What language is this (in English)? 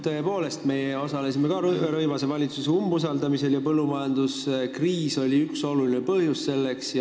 Estonian